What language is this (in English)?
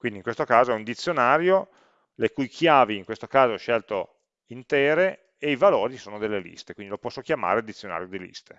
Italian